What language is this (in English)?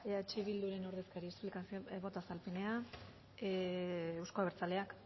Basque